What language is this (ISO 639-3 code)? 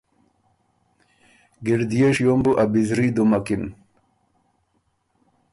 oru